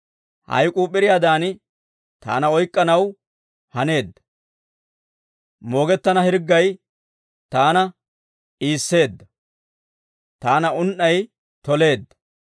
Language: Dawro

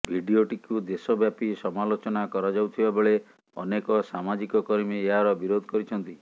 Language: Odia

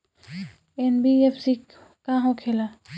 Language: Bhojpuri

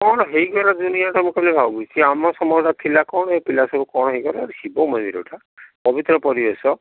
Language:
Odia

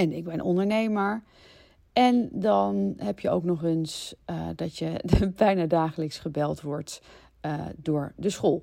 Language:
Dutch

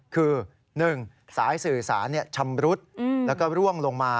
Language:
Thai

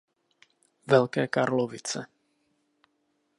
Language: Czech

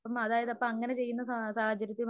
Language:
Malayalam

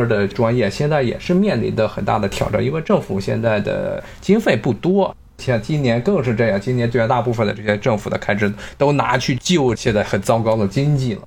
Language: Chinese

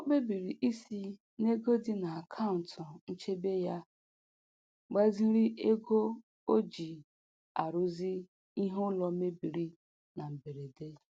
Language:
Igbo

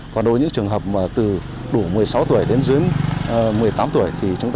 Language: Vietnamese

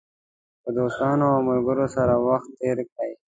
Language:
Pashto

